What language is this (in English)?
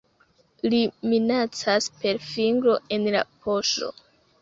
Esperanto